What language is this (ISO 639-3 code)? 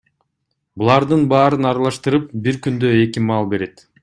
kir